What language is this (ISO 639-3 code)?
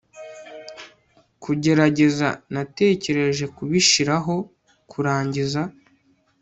kin